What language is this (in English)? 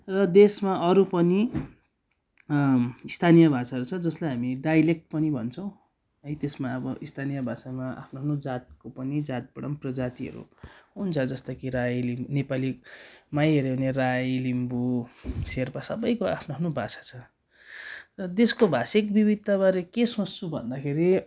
Nepali